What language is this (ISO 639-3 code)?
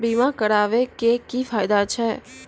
mai